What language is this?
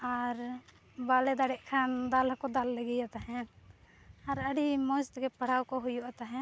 Santali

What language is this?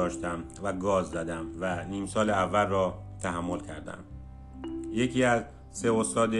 Persian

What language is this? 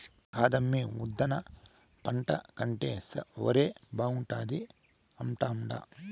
Telugu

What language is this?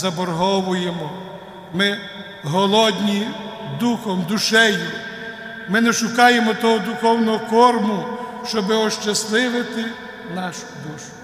Ukrainian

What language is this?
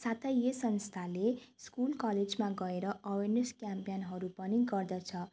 Nepali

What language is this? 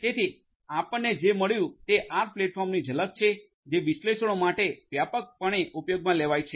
Gujarati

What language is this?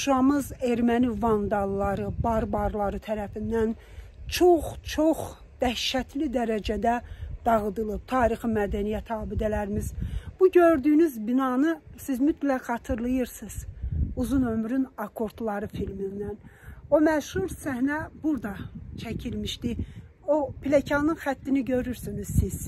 Turkish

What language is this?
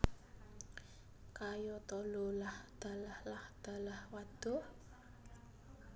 Javanese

